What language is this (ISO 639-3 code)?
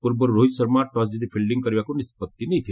ori